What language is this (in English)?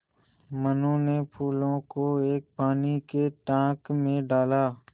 Hindi